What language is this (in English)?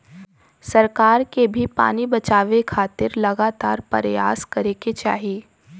Bhojpuri